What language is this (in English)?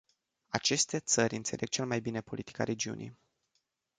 Romanian